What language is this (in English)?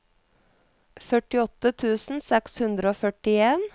Norwegian